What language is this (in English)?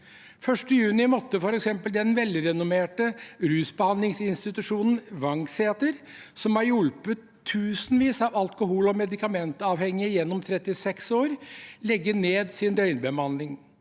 Norwegian